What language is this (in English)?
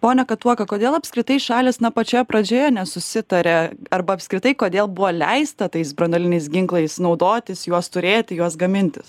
Lithuanian